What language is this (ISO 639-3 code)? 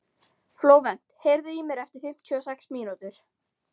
isl